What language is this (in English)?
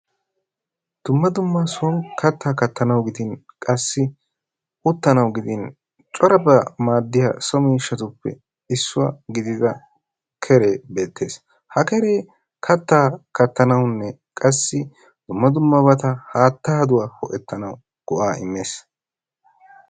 Wolaytta